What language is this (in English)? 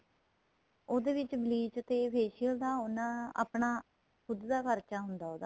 Punjabi